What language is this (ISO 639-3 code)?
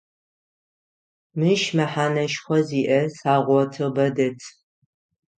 ady